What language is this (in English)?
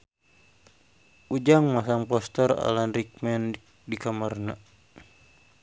Sundanese